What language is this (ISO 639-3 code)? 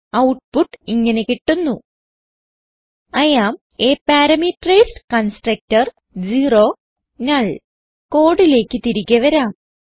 mal